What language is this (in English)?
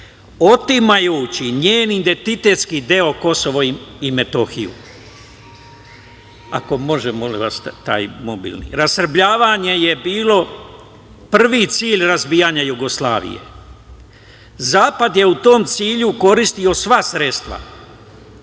Serbian